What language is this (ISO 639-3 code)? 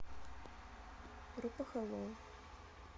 rus